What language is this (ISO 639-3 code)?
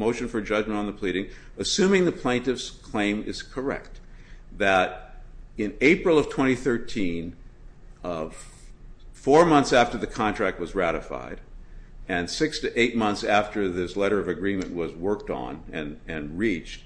eng